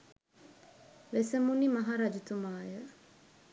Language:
Sinhala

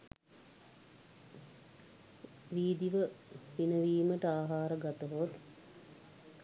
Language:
Sinhala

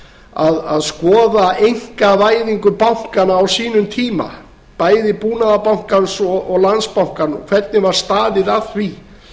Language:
Icelandic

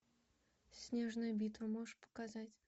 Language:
Russian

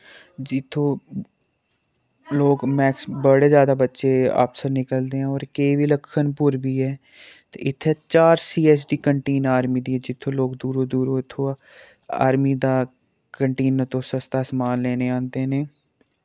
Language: Dogri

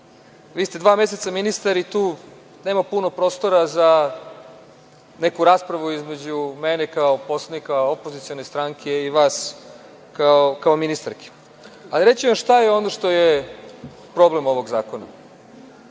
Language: Serbian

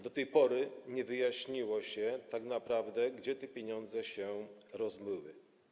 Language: Polish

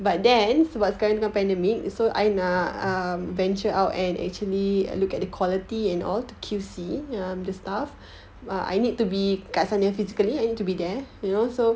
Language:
English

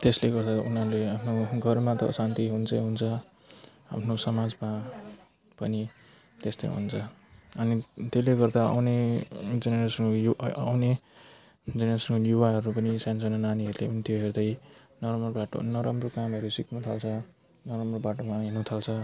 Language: Nepali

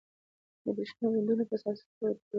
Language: Pashto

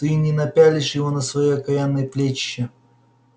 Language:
Russian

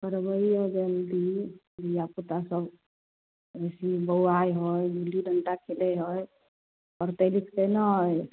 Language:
Maithili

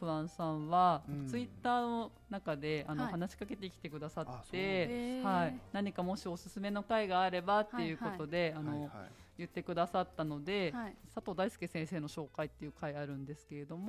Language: Japanese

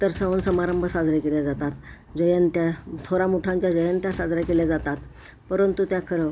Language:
Marathi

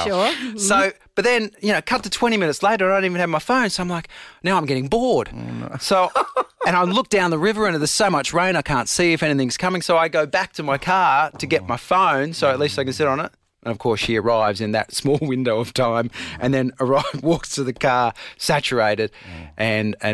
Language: English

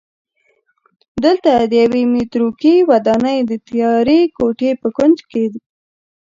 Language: Pashto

